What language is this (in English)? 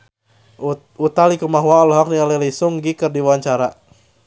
Sundanese